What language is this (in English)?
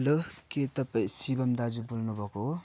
Nepali